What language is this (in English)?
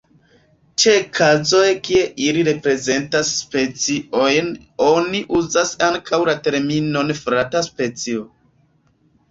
Esperanto